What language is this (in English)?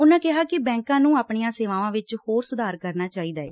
Punjabi